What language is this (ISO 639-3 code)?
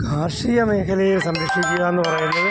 mal